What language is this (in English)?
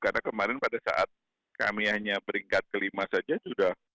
Indonesian